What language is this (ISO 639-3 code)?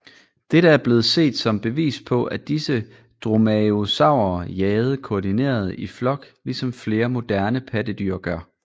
dan